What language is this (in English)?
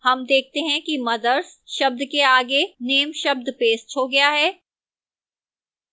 Hindi